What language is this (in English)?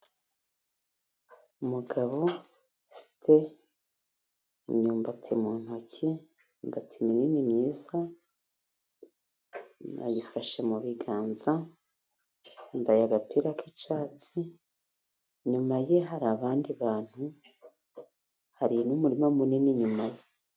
Kinyarwanda